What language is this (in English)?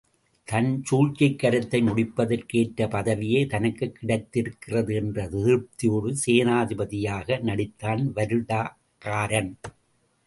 Tamil